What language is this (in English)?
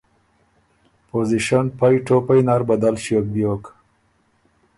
Ormuri